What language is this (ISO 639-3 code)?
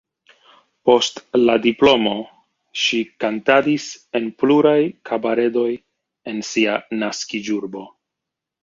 epo